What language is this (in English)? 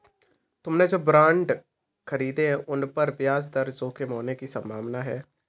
Hindi